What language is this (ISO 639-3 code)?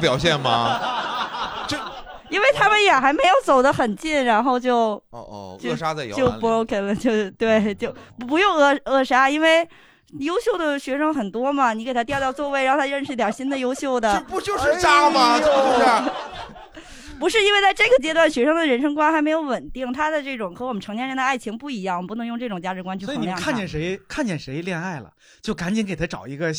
zho